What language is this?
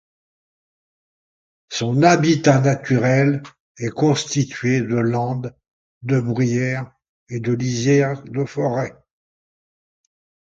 French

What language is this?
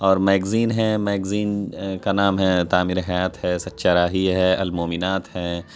Urdu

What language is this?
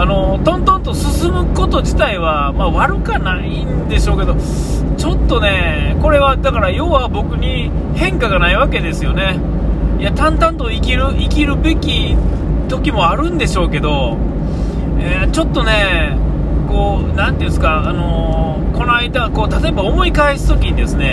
Japanese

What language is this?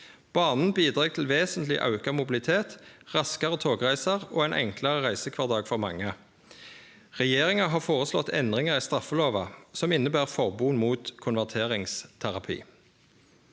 Norwegian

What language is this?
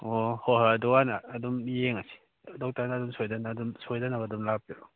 Manipuri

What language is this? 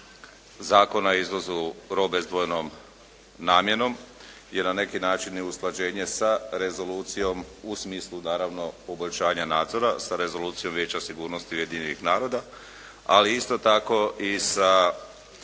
Croatian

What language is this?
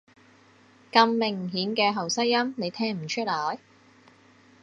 Cantonese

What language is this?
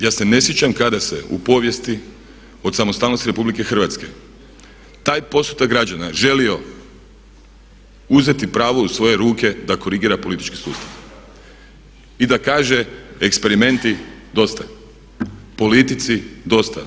Croatian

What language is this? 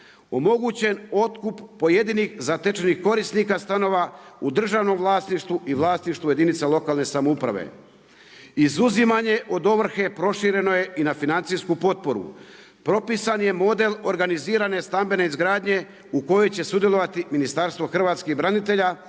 Croatian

